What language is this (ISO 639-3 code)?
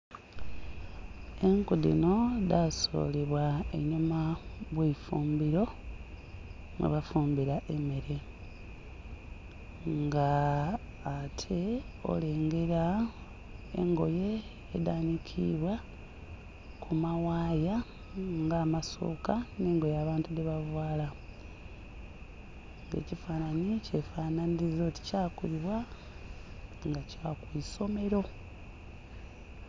xog